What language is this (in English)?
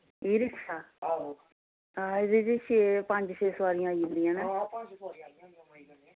Dogri